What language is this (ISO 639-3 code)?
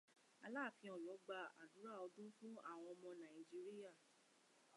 yor